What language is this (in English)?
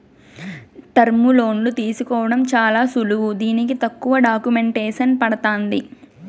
Telugu